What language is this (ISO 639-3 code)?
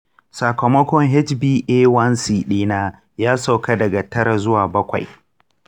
hau